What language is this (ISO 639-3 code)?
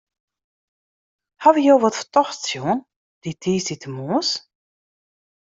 fry